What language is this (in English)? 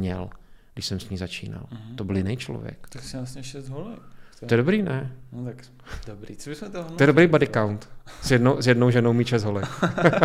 Czech